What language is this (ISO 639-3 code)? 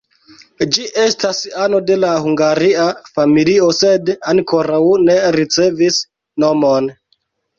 epo